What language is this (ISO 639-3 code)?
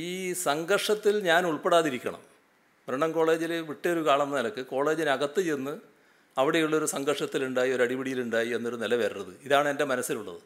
mal